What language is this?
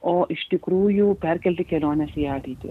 Lithuanian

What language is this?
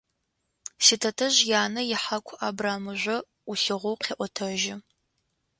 Adyghe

